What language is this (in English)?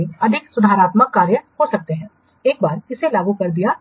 Hindi